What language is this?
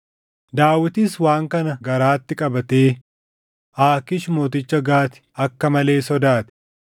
Oromo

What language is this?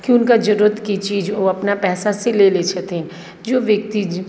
Maithili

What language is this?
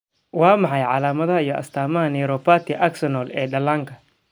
Somali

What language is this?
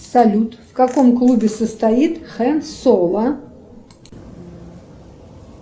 Russian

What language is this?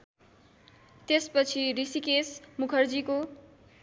Nepali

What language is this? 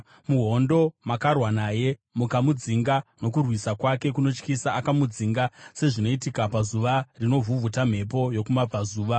Shona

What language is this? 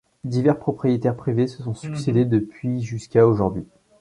French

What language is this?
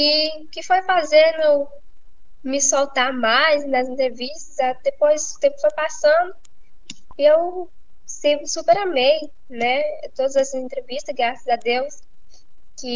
Portuguese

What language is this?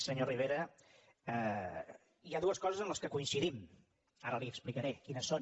Catalan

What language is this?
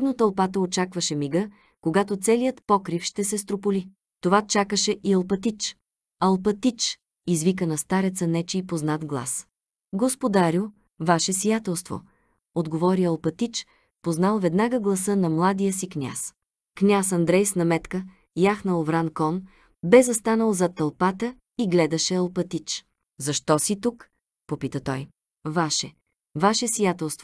Bulgarian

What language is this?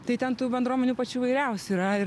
Lithuanian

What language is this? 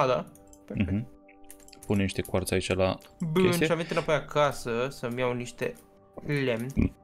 Romanian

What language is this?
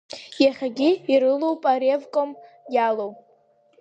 Abkhazian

